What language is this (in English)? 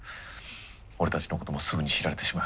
Japanese